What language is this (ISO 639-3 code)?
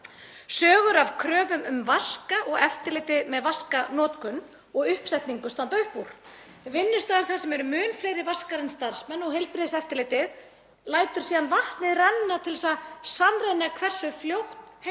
isl